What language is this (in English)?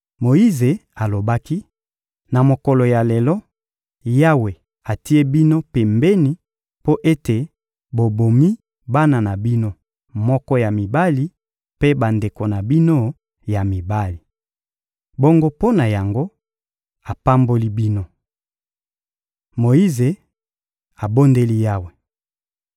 Lingala